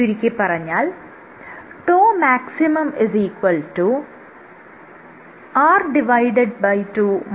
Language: Malayalam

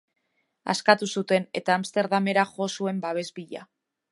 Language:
Basque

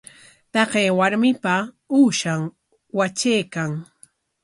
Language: Corongo Ancash Quechua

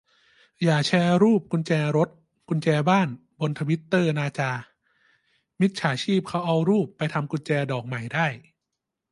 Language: Thai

